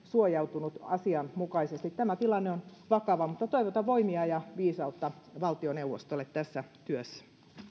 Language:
Finnish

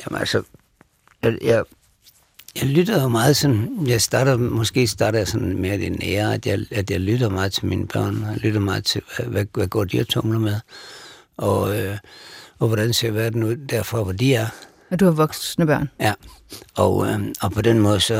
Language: Danish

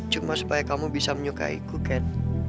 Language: Indonesian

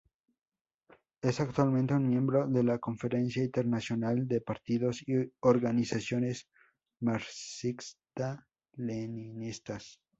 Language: Spanish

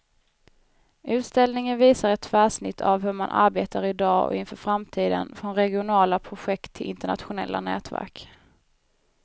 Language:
Swedish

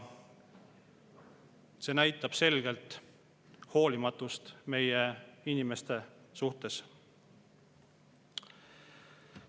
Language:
Estonian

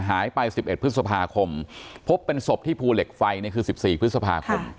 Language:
Thai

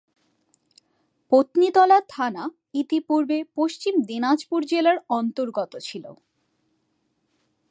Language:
Bangla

